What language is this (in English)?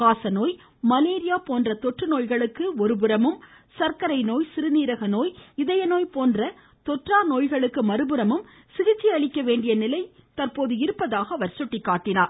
Tamil